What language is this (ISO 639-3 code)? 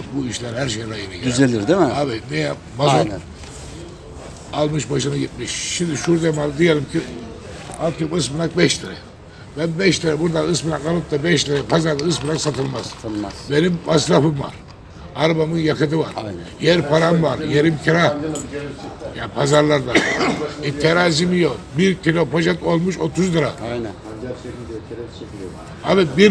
tur